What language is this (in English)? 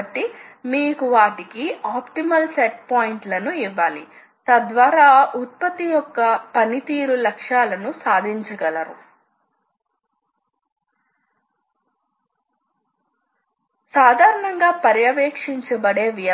Telugu